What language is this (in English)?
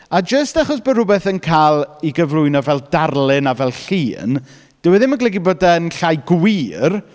Welsh